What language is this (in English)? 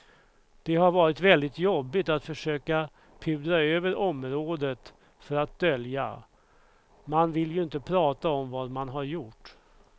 Swedish